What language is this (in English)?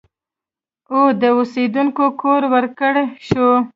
Pashto